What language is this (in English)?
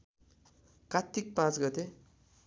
Nepali